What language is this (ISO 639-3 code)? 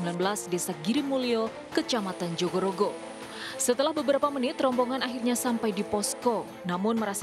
ind